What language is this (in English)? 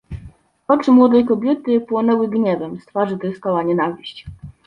Polish